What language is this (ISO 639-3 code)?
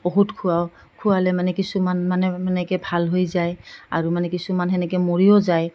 asm